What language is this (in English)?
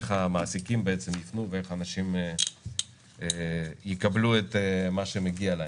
Hebrew